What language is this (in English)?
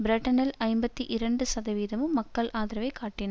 Tamil